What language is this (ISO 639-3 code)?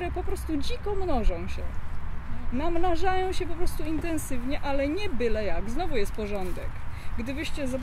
pol